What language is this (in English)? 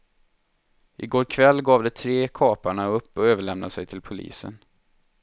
Swedish